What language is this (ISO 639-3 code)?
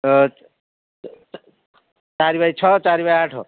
ori